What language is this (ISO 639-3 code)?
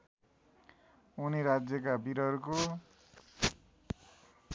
nep